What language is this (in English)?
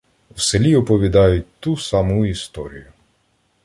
Ukrainian